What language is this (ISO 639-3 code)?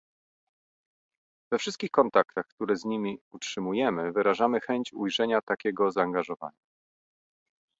pol